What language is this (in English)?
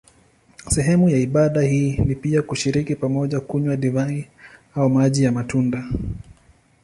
Swahili